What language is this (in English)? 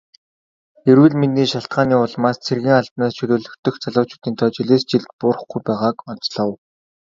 Mongolian